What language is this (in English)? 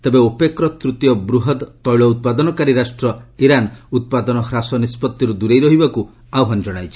Odia